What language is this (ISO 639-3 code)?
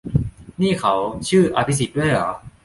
tha